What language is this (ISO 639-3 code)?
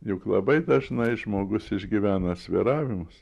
lit